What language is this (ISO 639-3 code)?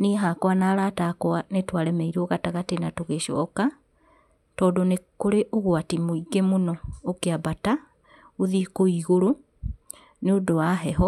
kik